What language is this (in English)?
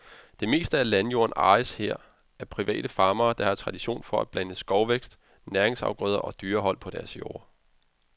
Danish